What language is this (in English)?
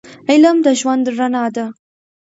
Pashto